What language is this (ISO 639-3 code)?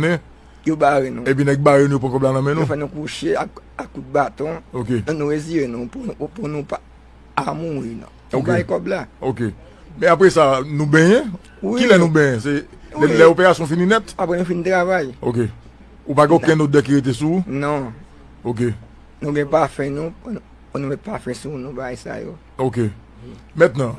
fra